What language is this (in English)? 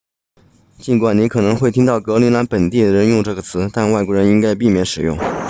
Chinese